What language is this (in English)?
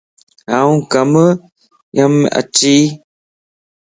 Lasi